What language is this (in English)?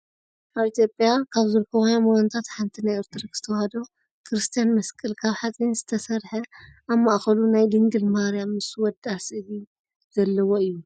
Tigrinya